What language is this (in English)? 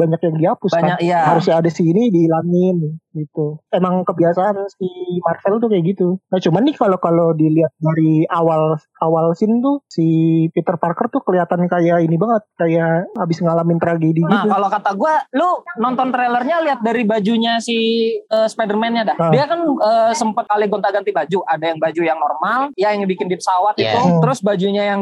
Indonesian